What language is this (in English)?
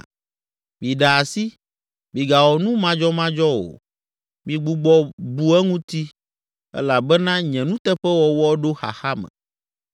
Ewe